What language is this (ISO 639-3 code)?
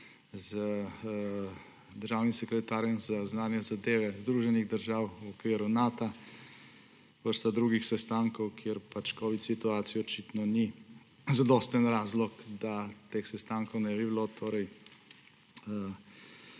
slv